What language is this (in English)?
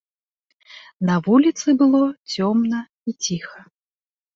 Belarusian